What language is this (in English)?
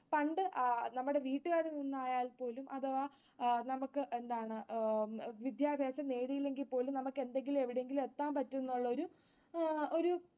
Malayalam